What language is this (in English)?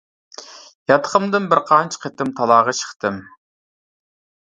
Uyghur